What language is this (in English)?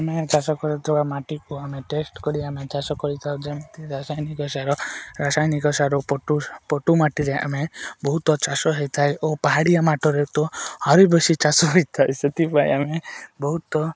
Odia